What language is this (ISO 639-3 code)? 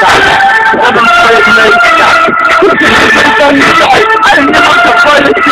pol